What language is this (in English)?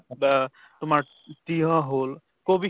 Assamese